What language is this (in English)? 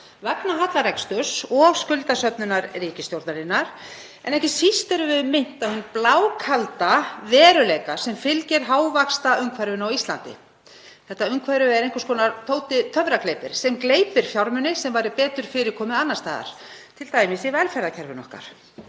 Icelandic